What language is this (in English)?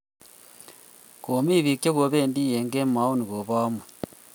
Kalenjin